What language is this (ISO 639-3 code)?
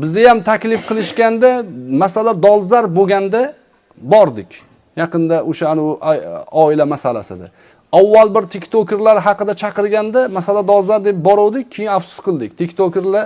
uzb